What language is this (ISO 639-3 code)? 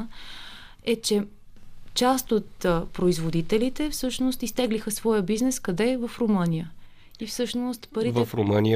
bul